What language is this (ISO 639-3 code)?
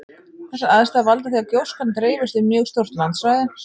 isl